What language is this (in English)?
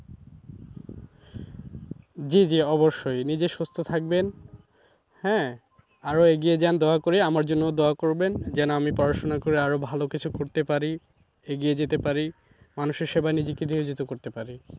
Bangla